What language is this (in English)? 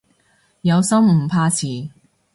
Cantonese